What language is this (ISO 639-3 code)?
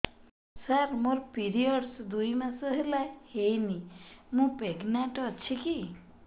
ori